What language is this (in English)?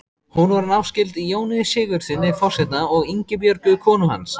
Icelandic